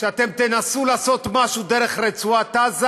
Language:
Hebrew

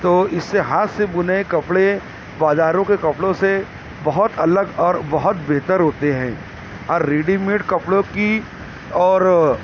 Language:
Urdu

